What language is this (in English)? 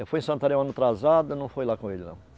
Portuguese